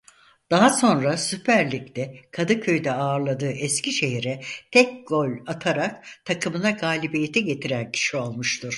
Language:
Turkish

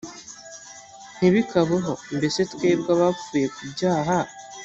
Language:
Kinyarwanda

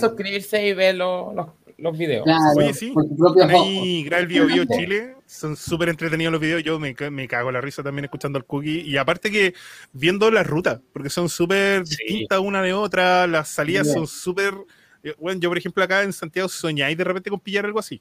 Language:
Spanish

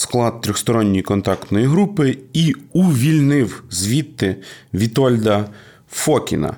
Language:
Ukrainian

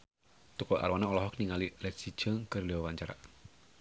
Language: Sundanese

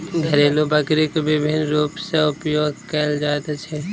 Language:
Maithili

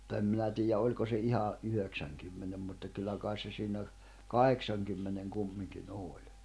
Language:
Finnish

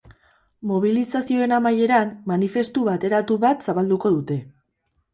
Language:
Basque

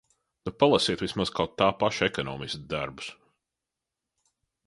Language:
Latvian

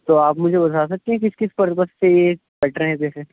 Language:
Urdu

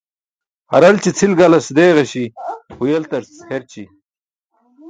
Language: Burushaski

